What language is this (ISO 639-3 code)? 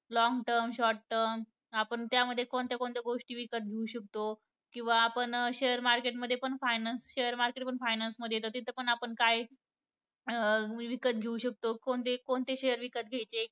mar